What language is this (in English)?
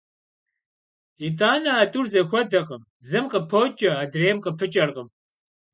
Kabardian